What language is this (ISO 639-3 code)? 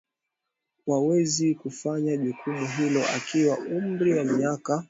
swa